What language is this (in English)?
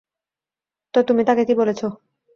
Bangla